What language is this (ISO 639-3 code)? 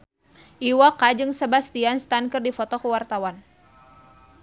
sun